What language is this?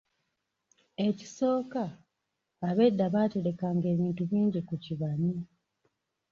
Ganda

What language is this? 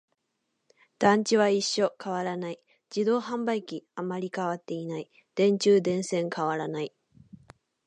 Japanese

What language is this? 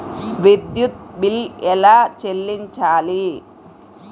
Telugu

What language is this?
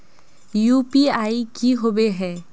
Magahi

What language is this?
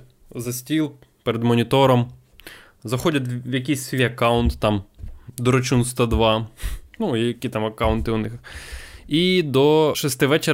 Ukrainian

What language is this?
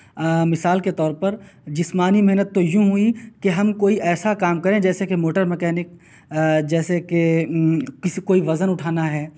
Urdu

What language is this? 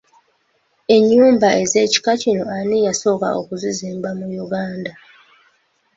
Ganda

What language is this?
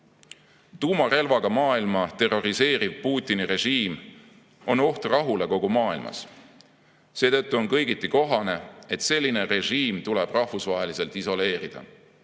Estonian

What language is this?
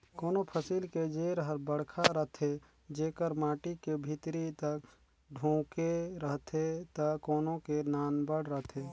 Chhattisgarhi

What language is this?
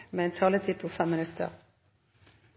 Norwegian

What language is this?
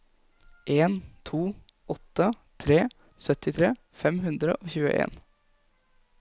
Norwegian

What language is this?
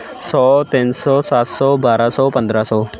Punjabi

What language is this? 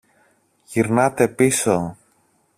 Greek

